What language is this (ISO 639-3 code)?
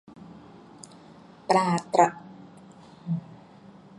tha